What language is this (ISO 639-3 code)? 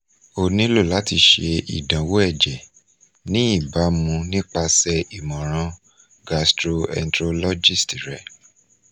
yor